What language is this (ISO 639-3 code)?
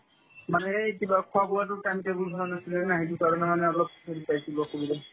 asm